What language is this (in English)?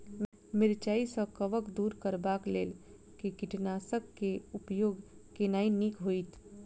Maithili